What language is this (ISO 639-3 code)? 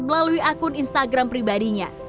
ind